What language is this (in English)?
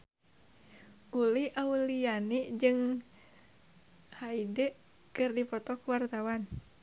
Sundanese